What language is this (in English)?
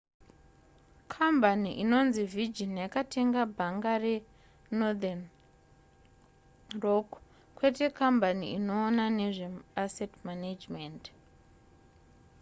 Shona